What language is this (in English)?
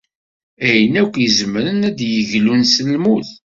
Kabyle